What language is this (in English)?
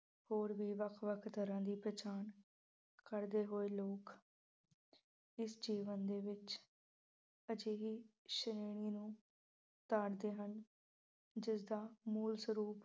Punjabi